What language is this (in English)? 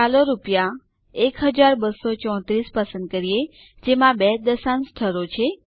Gujarati